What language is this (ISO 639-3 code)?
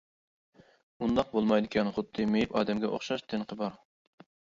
uig